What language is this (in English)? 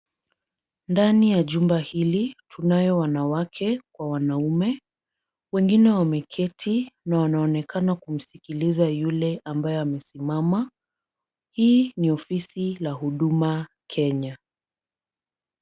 Swahili